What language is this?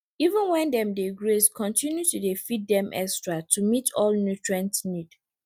Nigerian Pidgin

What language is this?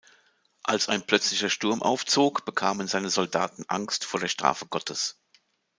German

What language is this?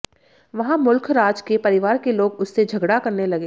Hindi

